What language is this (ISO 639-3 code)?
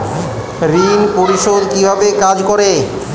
ben